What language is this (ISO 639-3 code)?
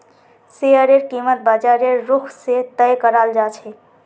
mag